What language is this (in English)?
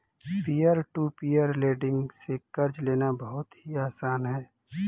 Hindi